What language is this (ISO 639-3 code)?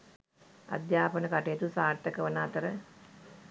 sin